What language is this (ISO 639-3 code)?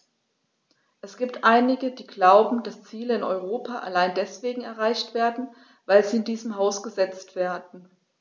deu